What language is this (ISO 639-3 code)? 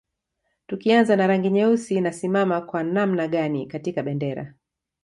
swa